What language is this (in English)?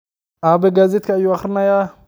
Somali